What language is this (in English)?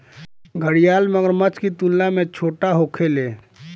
Bhojpuri